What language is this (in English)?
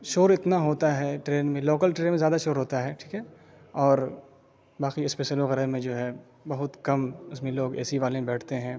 Urdu